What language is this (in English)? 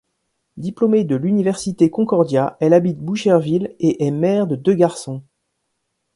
French